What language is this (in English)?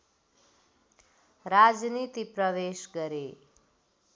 Nepali